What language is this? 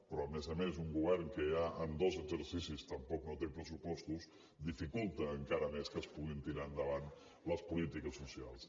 Catalan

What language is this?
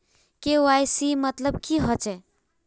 Magahi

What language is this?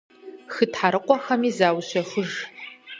Kabardian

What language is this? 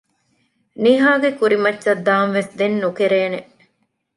Divehi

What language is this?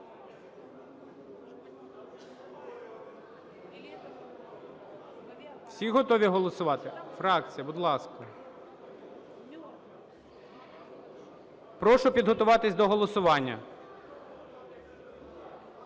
Ukrainian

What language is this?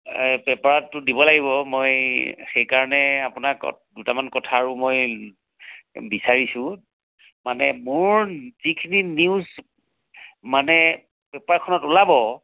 Assamese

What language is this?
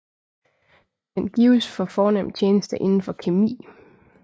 Danish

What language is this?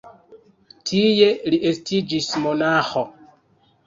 Esperanto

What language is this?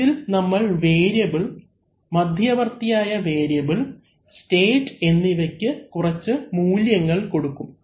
Malayalam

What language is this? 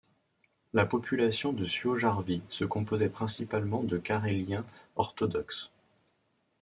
French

